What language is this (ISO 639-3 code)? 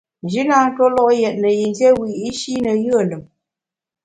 bax